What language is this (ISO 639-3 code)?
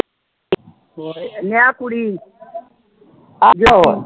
pan